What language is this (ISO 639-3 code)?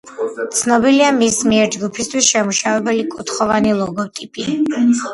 kat